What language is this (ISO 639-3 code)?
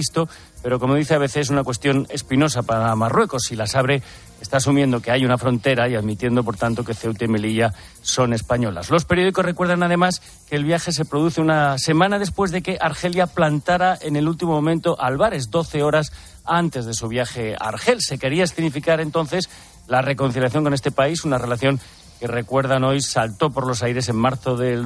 spa